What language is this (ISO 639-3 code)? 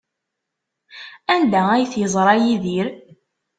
kab